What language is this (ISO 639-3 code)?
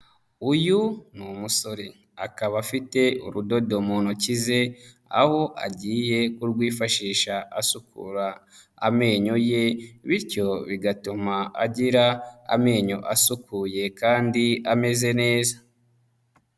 kin